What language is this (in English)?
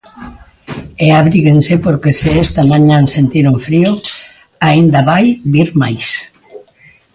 Galician